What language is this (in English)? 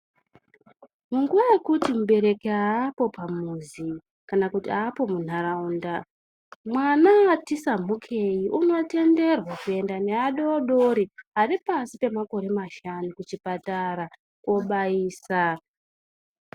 Ndau